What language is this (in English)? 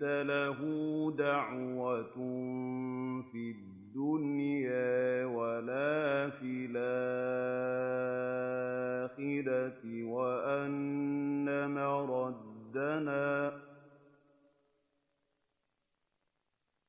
Arabic